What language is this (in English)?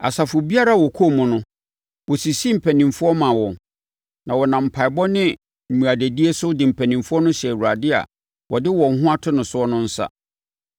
Akan